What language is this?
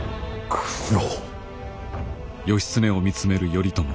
Japanese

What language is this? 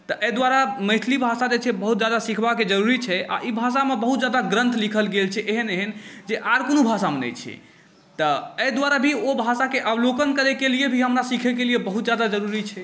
Maithili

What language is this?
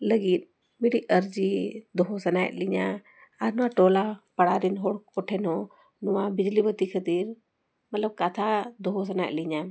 Santali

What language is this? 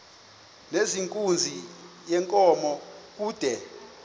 Xhosa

